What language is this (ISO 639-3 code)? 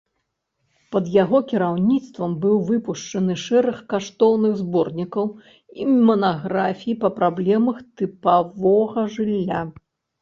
bel